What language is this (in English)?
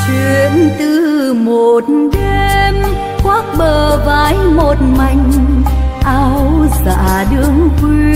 Vietnamese